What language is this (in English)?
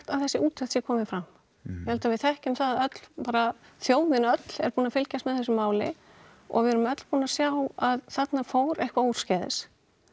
Icelandic